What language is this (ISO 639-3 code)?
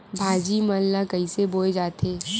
hne